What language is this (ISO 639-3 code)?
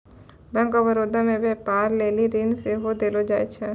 mai